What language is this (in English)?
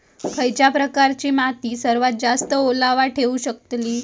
Marathi